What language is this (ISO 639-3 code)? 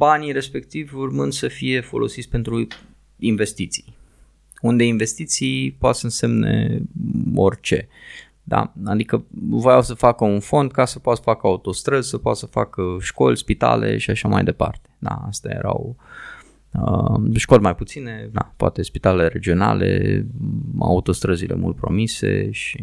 ron